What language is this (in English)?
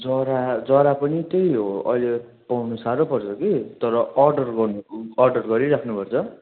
Nepali